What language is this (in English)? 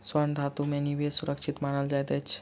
Maithili